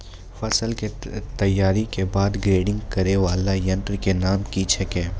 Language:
Maithili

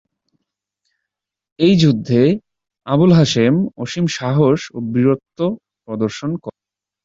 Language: Bangla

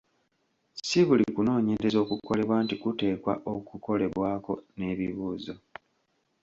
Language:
Ganda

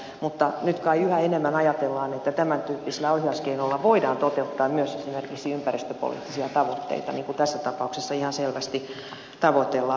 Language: Finnish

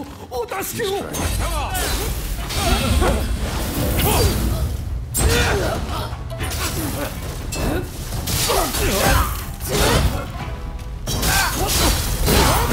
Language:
Japanese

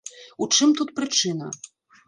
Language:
Belarusian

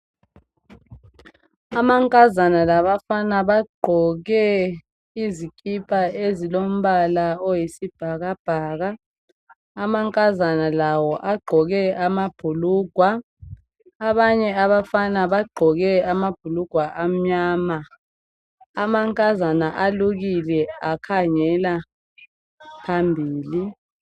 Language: North Ndebele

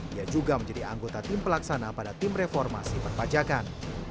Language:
Indonesian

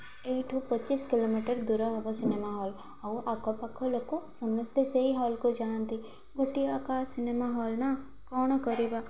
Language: Odia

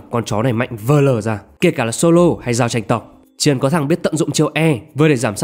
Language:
Vietnamese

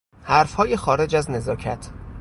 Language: Persian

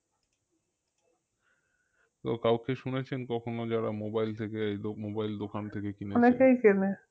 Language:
Bangla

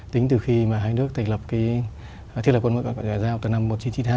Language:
Vietnamese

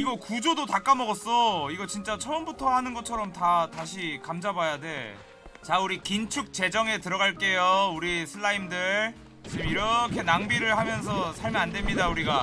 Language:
Korean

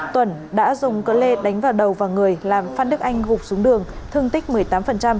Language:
Vietnamese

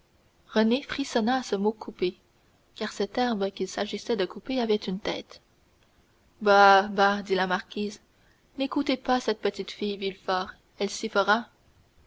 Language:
French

